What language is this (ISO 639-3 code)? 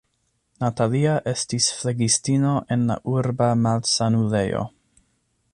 epo